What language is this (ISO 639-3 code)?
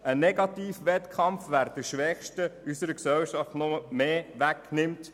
gsw